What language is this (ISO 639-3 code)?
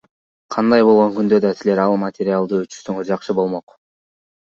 kir